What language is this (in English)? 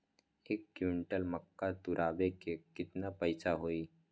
Magahi